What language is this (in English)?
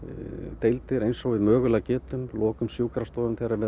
Icelandic